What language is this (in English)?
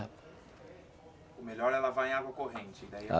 Portuguese